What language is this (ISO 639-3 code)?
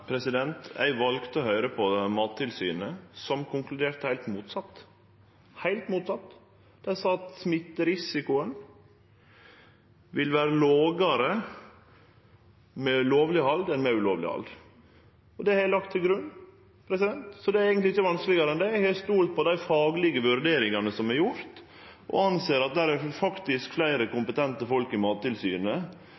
nno